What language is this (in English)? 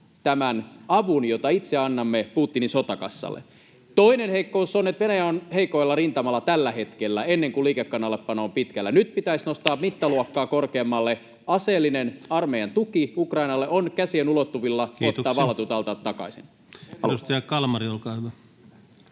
Finnish